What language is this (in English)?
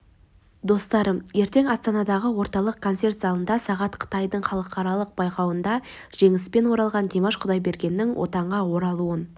Kazakh